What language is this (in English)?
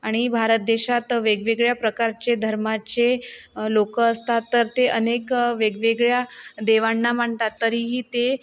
Marathi